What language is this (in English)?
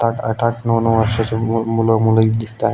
Marathi